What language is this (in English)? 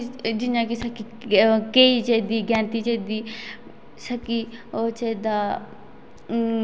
Dogri